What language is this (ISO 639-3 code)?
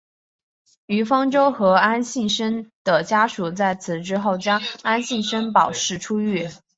zho